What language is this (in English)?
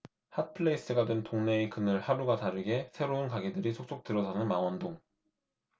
Korean